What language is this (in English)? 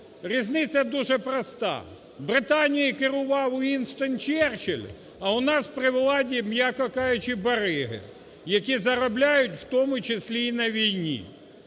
Ukrainian